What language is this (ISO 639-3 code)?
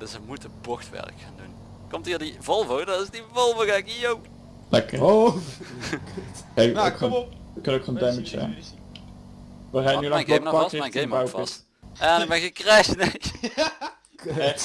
nld